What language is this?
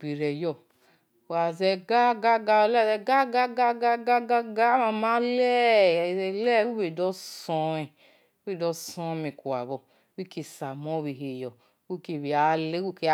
Esan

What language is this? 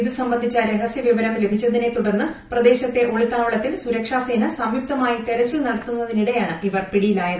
Malayalam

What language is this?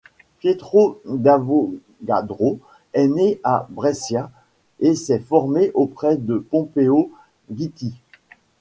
French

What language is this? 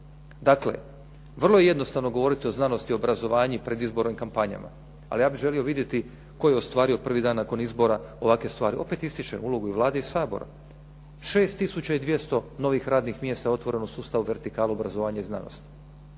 Croatian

